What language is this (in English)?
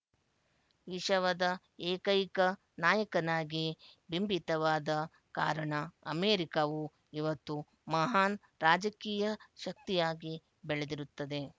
Kannada